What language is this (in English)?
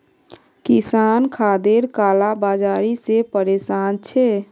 Magahi